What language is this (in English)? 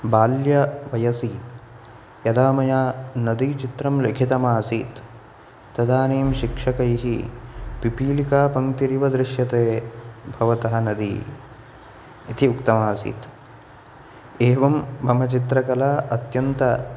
Sanskrit